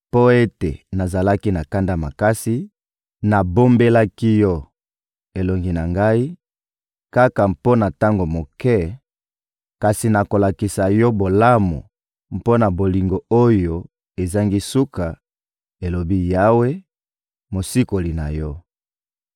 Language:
Lingala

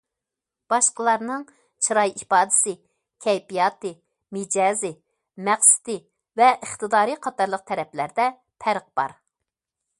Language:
Uyghur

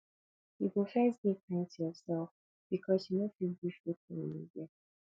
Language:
Nigerian Pidgin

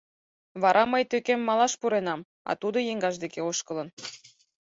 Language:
Mari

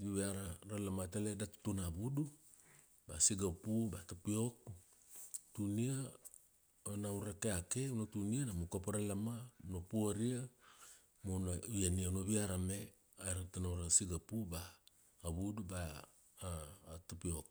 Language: Kuanua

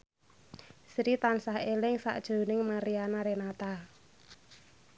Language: Javanese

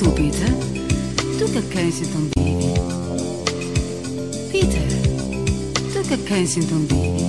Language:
Italian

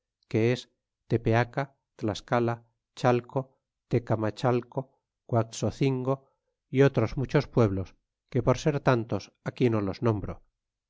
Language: Spanish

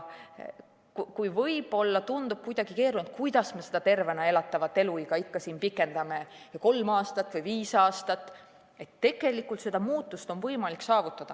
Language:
Estonian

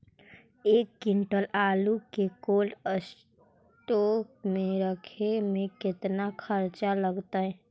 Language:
Magahi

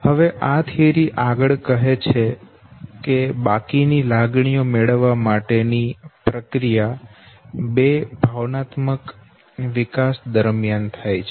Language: Gujarati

